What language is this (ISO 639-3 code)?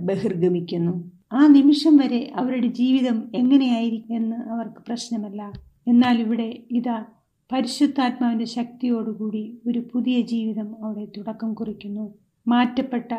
mal